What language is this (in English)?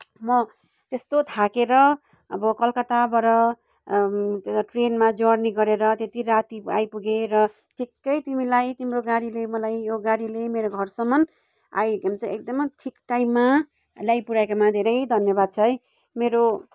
Nepali